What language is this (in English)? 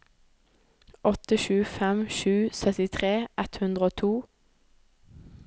Norwegian